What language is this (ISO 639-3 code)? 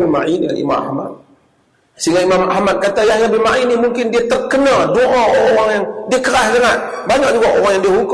msa